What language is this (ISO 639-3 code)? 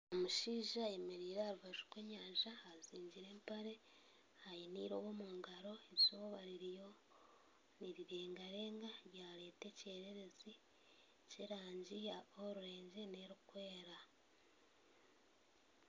nyn